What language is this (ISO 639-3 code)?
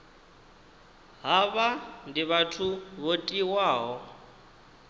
ven